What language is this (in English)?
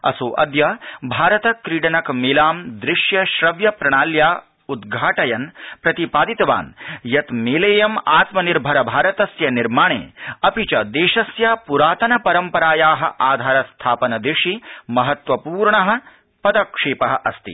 Sanskrit